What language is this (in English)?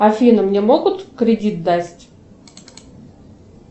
Russian